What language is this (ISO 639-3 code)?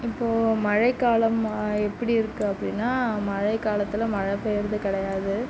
tam